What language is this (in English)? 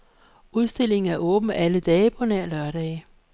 Danish